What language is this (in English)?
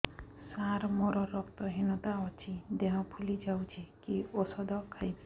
Odia